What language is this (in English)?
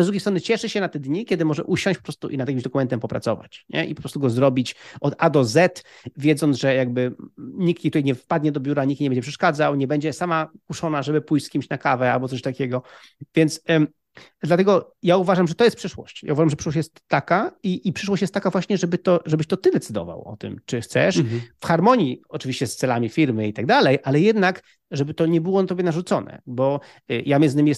Polish